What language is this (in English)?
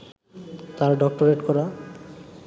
Bangla